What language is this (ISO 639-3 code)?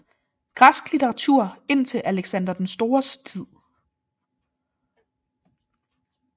dan